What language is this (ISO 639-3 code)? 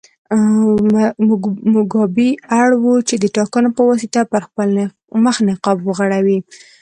pus